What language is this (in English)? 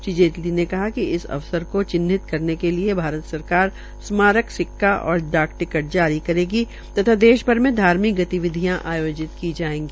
Hindi